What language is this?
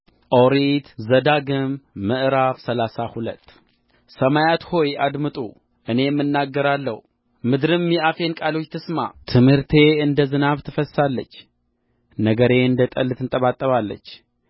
Amharic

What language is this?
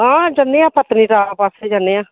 Dogri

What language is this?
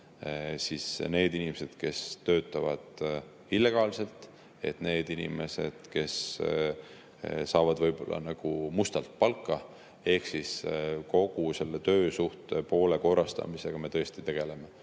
Estonian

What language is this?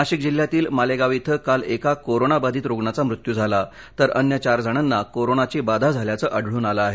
Marathi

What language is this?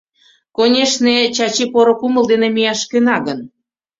Mari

